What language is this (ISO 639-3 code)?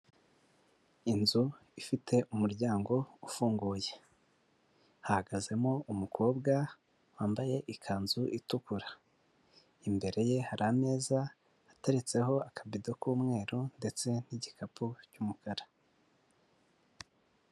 kin